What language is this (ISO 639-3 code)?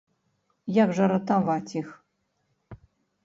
bel